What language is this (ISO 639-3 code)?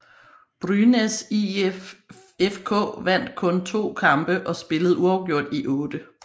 dan